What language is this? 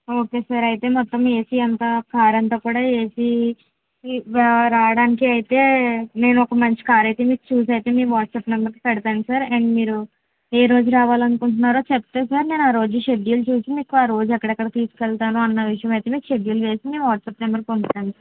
Telugu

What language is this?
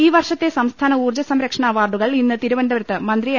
Malayalam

